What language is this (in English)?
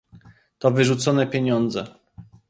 Polish